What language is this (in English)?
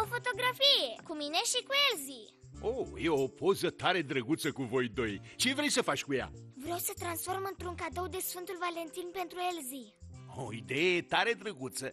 Romanian